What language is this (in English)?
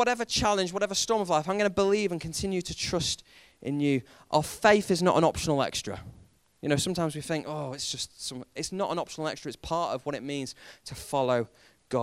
English